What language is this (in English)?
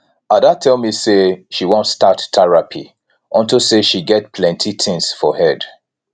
Nigerian Pidgin